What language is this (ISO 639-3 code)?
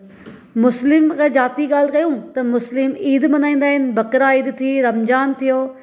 snd